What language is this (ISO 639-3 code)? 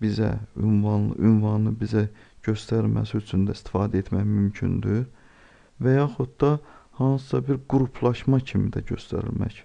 aze